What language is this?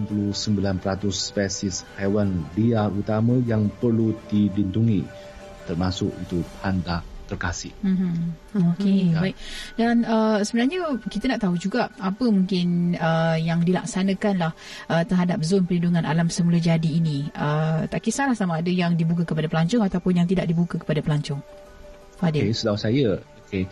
Malay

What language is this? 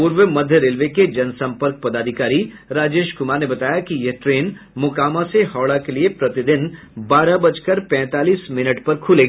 Hindi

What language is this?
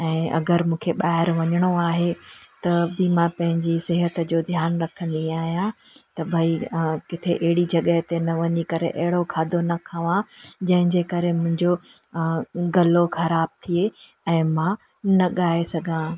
Sindhi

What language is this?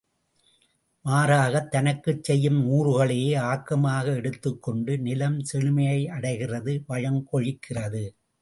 Tamil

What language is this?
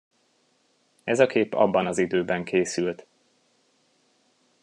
Hungarian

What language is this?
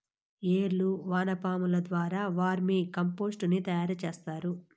Telugu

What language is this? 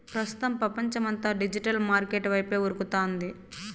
Telugu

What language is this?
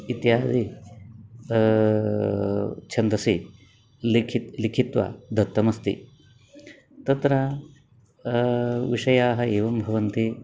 Sanskrit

